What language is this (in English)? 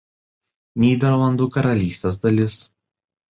Lithuanian